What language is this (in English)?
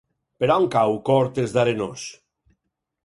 Catalan